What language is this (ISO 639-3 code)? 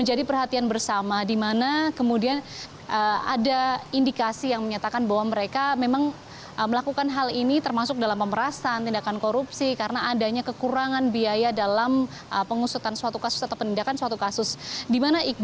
ind